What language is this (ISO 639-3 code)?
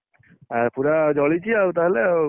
ori